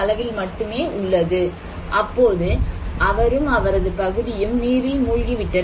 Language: Tamil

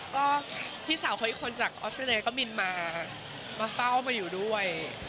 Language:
Thai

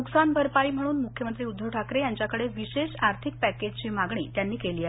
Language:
Marathi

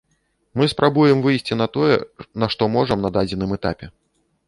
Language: Belarusian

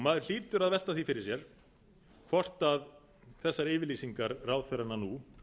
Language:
Icelandic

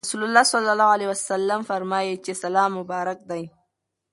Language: Pashto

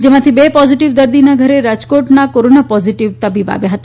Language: Gujarati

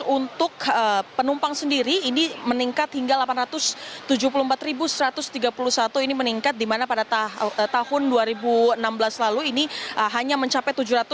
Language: Indonesian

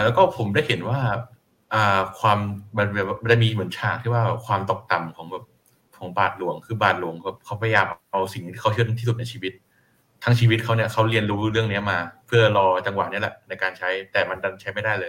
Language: Thai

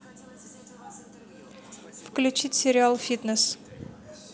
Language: Russian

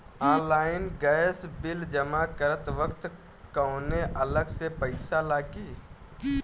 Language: Bhojpuri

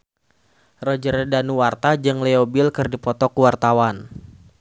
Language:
Sundanese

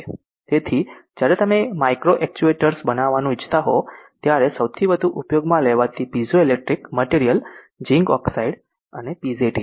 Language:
Gujarati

